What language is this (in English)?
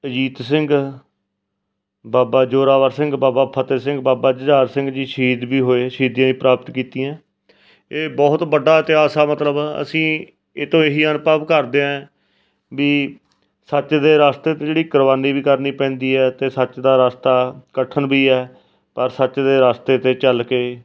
Punjabi